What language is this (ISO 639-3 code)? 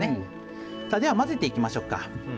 jpn